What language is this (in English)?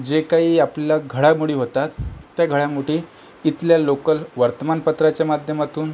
Marathi